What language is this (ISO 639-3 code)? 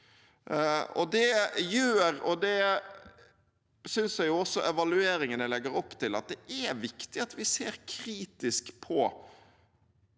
nor